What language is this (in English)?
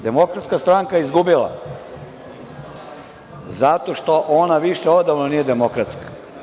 Serbian